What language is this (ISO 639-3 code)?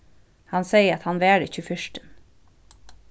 fao